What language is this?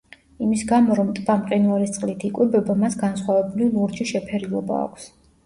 Georgian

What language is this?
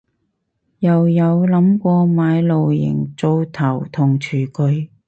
Cantonese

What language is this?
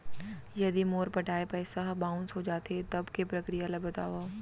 Chhattisgarhi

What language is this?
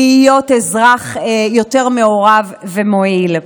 Hebrew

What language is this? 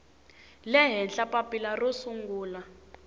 Tsonga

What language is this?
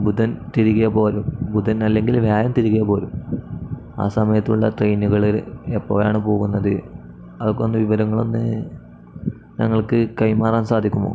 Malayalam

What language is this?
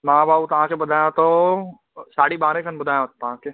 Sindhi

